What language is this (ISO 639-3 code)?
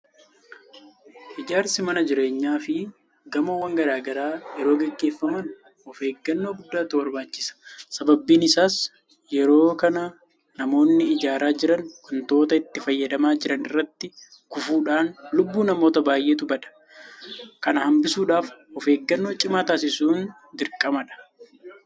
orm